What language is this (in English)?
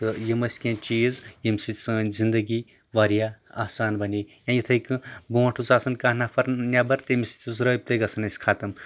Kashmiri